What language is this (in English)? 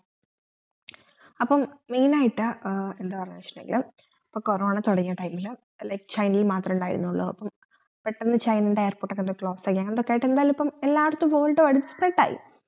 Malayalam